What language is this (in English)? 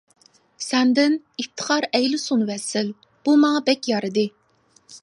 Uyghur